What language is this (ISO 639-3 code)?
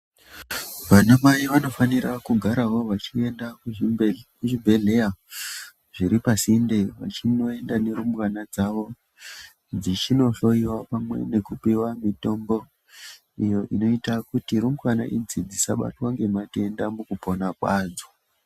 ndc